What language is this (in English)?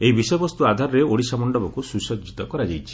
Odia